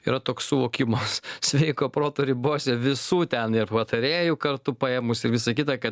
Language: Lithuanian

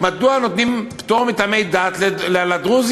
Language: Hebrew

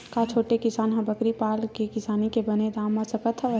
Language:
Chhattisgarhi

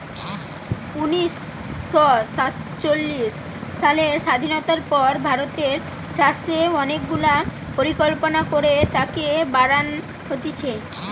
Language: Bangla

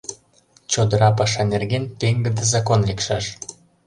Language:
Mari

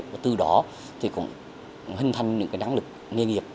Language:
Vietnamese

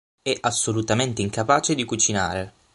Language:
Italian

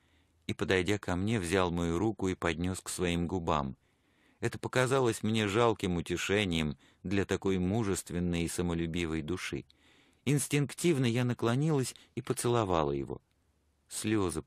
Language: Russian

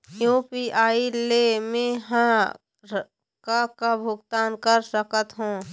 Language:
Chhattisgarhi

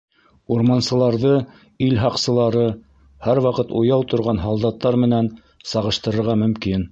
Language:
Bashkir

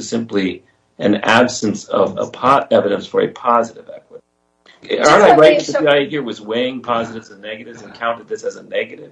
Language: English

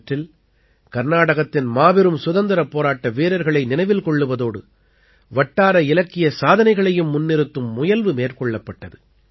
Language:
Tamil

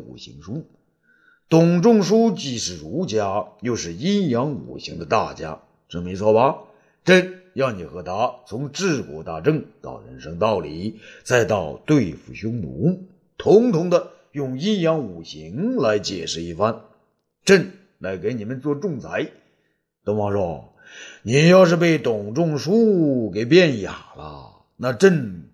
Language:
Chinese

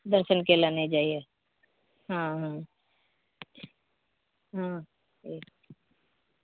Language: Maithili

